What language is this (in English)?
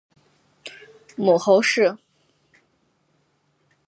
Chinese